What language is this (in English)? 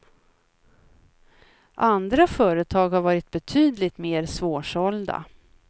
Swedish